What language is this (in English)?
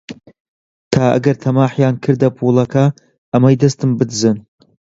Central Kurdish